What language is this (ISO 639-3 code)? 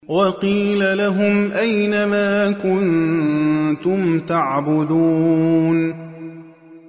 ara